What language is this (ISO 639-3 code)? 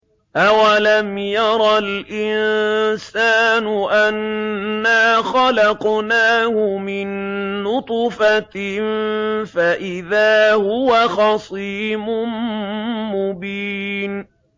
ara